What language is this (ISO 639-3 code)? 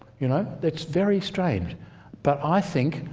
eng